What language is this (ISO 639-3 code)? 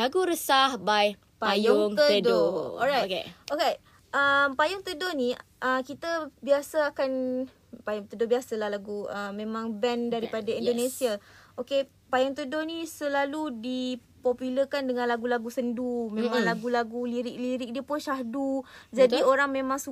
msa